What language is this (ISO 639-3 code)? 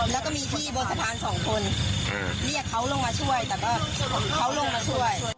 tha